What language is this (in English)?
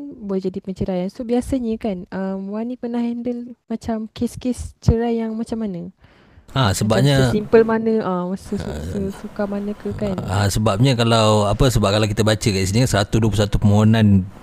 Malay